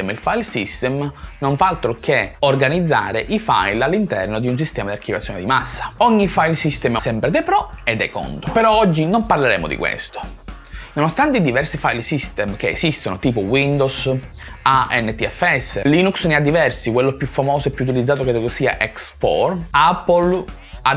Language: Italian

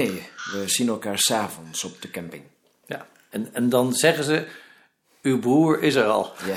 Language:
Dutch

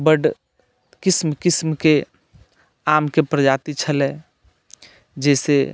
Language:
Maithili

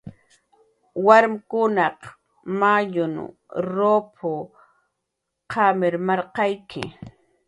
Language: Jaqaru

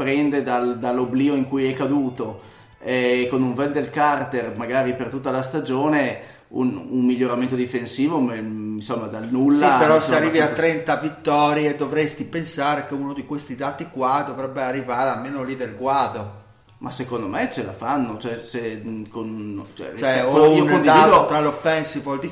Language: Italian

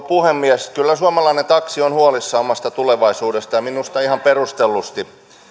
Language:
Finnish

